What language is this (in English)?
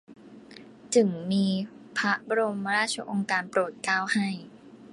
Thai